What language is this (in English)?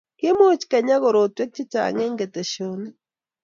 Kalenjin